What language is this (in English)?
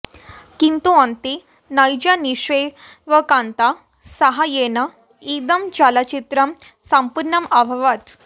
Sanskrit